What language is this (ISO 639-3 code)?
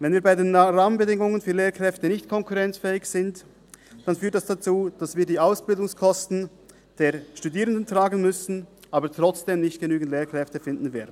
gsw